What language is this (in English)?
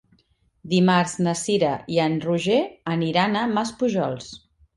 Catalan